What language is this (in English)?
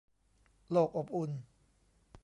Thai